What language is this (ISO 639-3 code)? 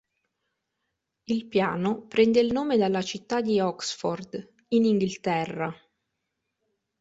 ita